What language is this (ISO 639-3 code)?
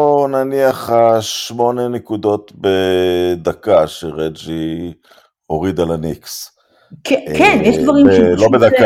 heb